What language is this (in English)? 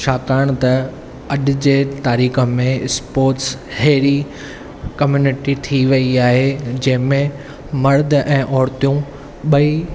Sindhi